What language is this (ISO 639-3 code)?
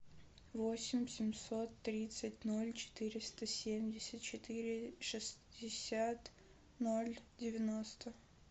rus